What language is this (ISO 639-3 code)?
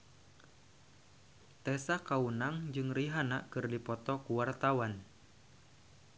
sun